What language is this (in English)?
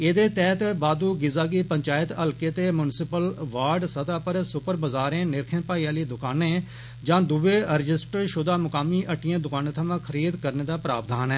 Dogri